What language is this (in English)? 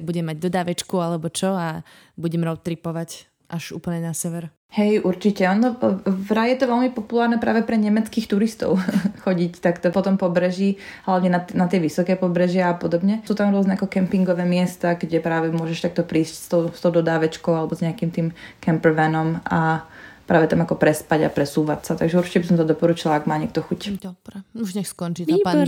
Slovak